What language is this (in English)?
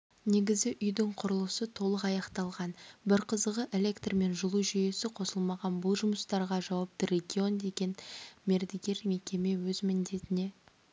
Kazakh